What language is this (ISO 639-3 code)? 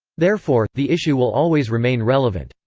eng